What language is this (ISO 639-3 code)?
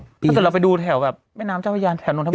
tha